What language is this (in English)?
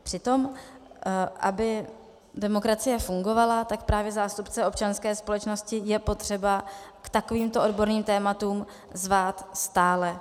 Czech